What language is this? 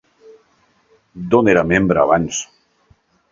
Catalan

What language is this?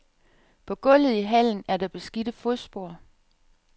Danish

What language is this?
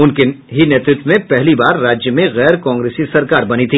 Hindi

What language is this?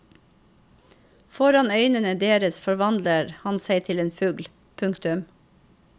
Norwegian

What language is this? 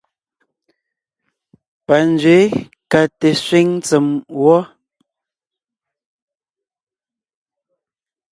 Ngiemboon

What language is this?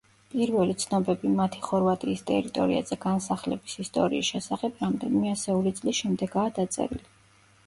Georgian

